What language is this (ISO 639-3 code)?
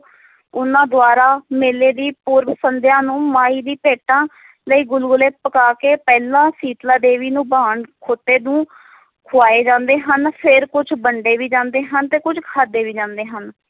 pan